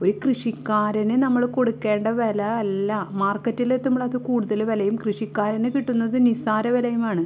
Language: Malayalam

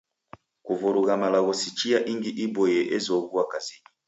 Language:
Taita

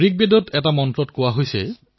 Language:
Assamese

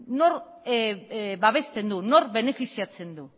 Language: Basque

